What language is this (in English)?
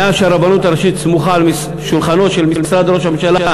Hebrew